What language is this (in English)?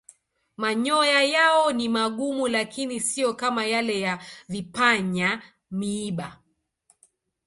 Swahili